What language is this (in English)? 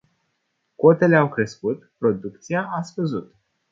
Romanian